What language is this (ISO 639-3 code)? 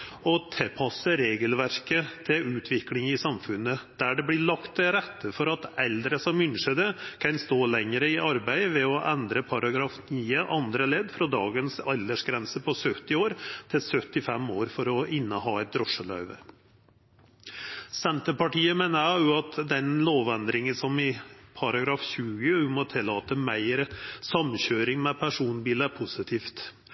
nno